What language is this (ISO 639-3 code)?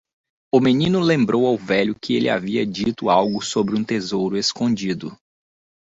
por